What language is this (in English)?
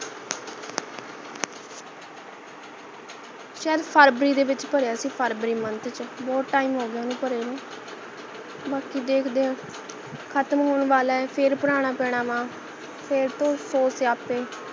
Punjabi